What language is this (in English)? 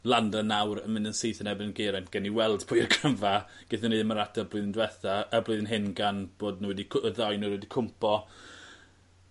Welsh